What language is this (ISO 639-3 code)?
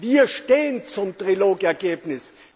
deu